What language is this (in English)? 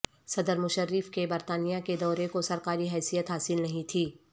Urdu